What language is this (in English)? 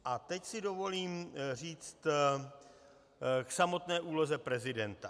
Czech